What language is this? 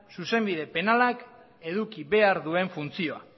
Basque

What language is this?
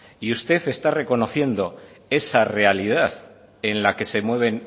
Spanish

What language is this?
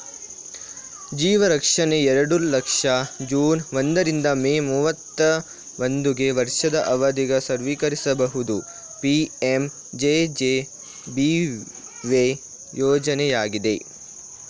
Kannada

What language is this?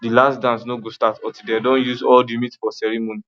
Nigerian Pidgin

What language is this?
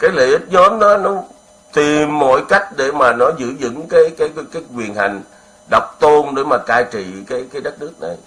Vietnamese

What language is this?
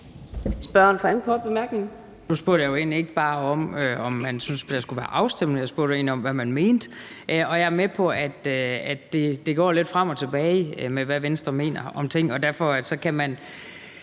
Danish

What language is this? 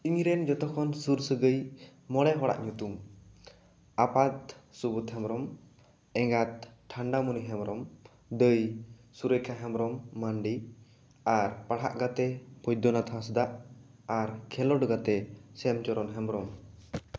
Santali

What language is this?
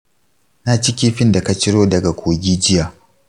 Hausa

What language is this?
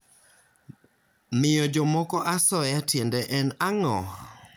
Luo (Kenya and Tanzania)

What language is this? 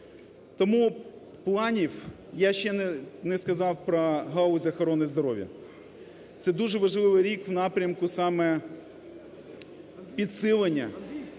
Ukrainian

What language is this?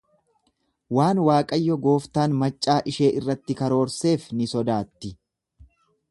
Oromo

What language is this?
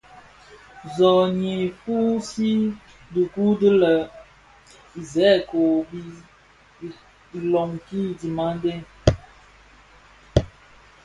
Bafia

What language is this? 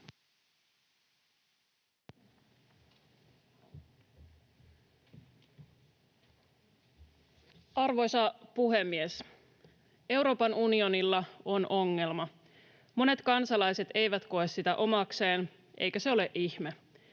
Finnish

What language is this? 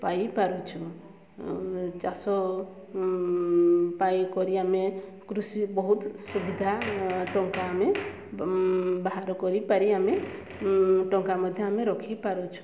Odia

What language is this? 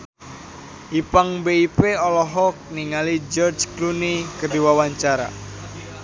Sundanese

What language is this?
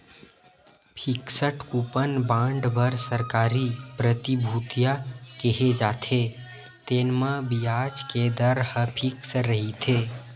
Chhattisgarhi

